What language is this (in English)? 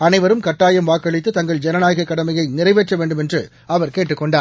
Tamil